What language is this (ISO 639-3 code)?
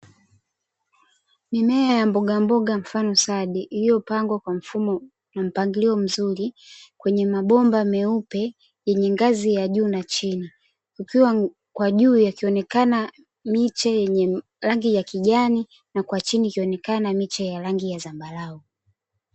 swa